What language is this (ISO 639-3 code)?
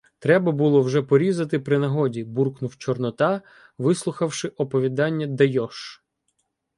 ukr